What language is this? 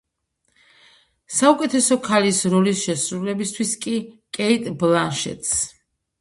Georgian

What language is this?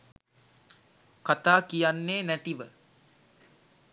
Sinhala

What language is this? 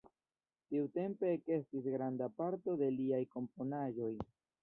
Esperanto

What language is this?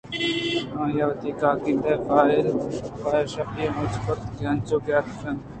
Eastern Balochi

